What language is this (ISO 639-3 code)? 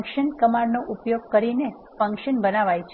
guj